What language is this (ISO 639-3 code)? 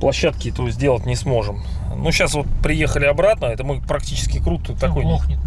rus